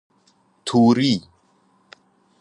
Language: Persian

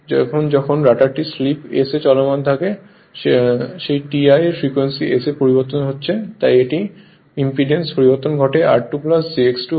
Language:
Bangla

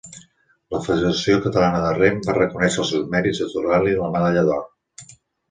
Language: Catalan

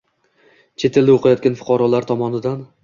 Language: Uzbek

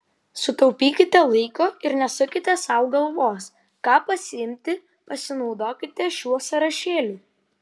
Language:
Lithuanian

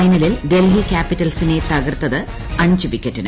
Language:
Malayalam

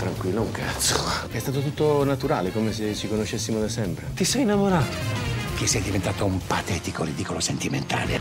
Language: Italian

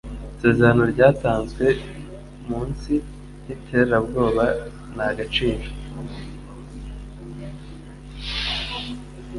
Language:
Kinyarwanda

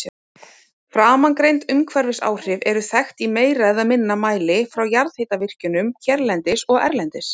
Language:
Icelandic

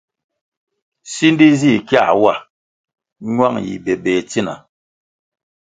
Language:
Kwasio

